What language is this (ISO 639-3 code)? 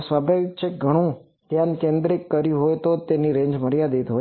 guj